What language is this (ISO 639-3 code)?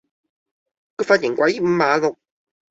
yue